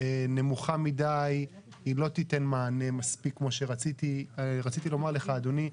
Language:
Hebrew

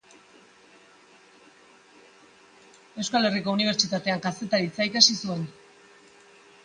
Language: Basque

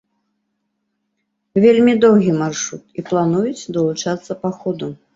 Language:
Belarusian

